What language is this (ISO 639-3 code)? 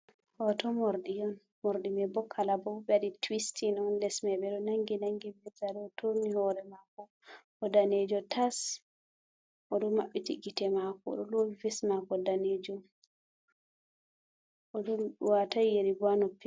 ful